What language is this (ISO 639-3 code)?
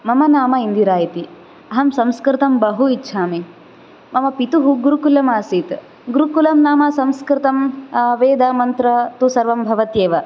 san